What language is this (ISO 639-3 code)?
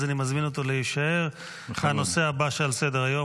heb